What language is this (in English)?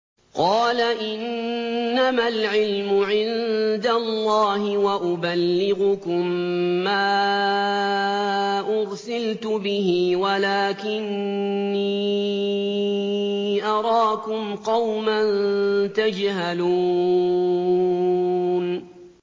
Arabic